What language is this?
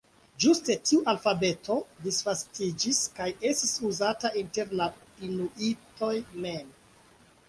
Esperanto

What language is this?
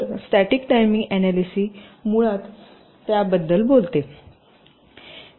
Marathi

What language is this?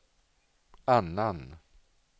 Swedish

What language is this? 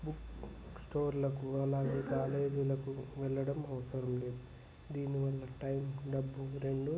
Telugu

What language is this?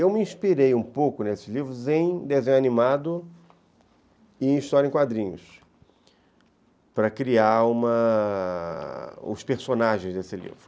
Portuguese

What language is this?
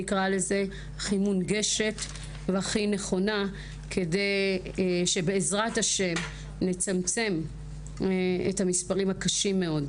Hebrew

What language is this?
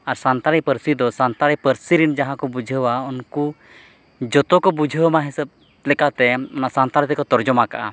Santali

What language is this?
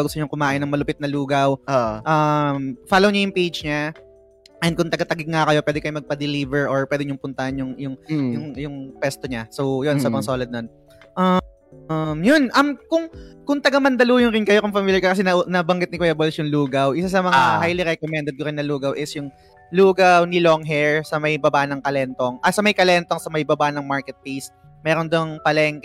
Filipino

